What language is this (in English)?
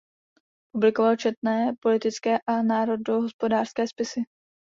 Czech